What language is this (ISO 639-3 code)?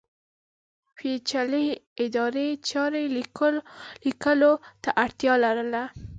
pus